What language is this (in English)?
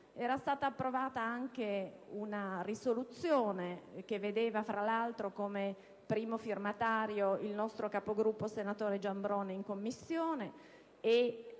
Italian